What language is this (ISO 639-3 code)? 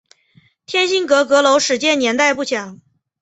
zho